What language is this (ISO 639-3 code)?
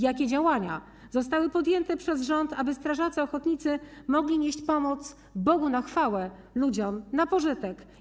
pol